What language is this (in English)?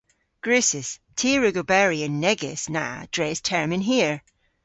Cornish